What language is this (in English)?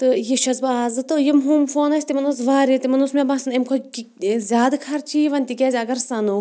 Kashmiri